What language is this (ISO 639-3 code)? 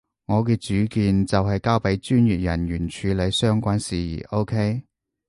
yue